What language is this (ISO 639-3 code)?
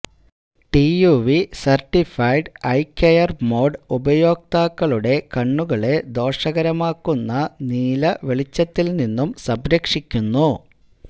mal